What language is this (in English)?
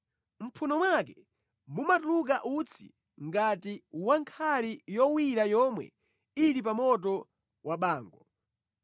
Nyanja